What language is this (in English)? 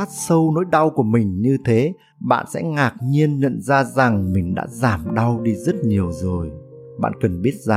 Vietnamese